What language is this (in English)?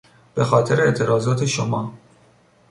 Persian